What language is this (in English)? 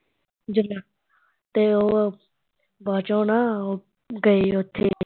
Punjabi